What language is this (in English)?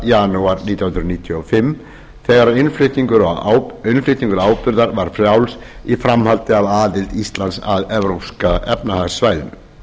Icelandic